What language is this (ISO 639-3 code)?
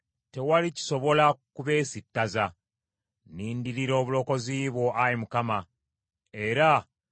lug